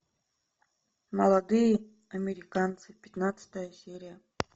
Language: Russian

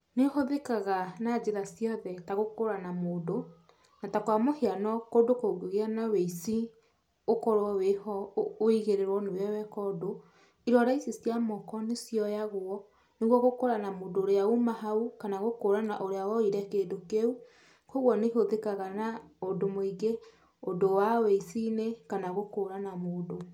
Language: Kikuyu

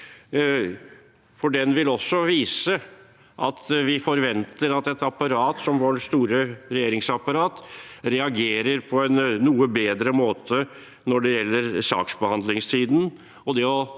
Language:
Norwegian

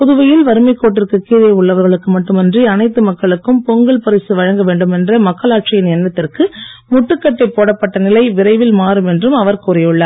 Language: Tamil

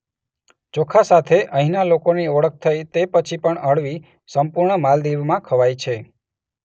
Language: Gujarati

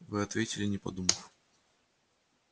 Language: Russian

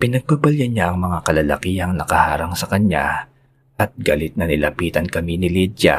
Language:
Filipino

